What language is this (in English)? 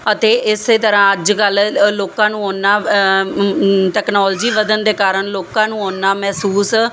Punjabi